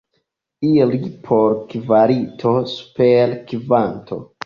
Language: Esperanto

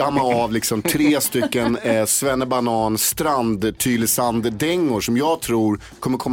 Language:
Swedish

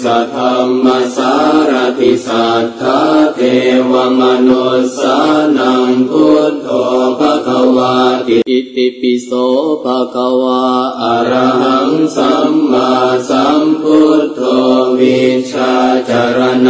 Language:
Indonesian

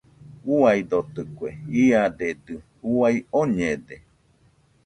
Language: Nüpode Huitoto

